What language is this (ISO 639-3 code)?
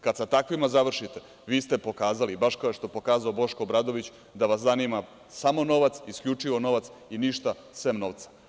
srp